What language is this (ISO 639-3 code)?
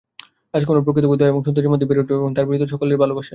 ben